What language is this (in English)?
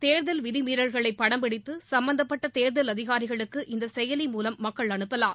Tamil